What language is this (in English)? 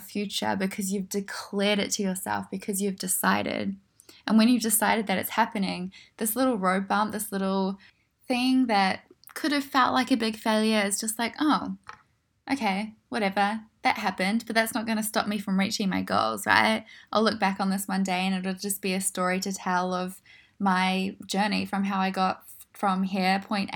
English